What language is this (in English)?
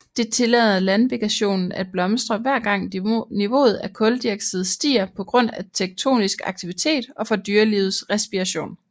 Danish